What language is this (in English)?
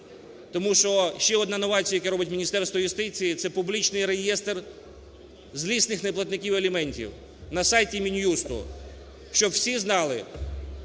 Ukrainian